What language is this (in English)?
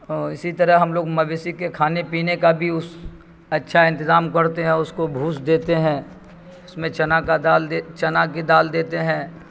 Urdu